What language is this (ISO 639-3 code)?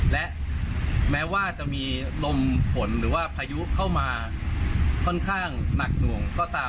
tha